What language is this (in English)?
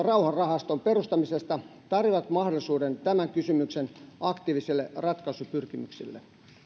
Finnish